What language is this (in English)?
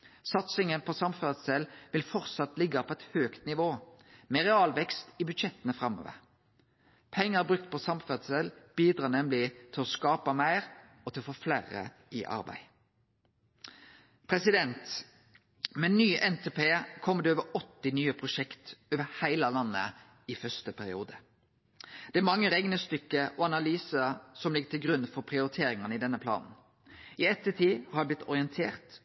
Norwegian Nynorsk